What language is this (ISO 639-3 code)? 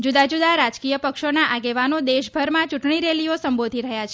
guj